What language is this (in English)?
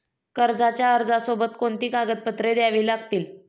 Marathi